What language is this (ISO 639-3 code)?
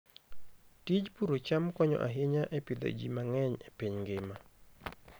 luo